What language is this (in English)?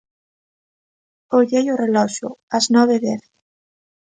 Galician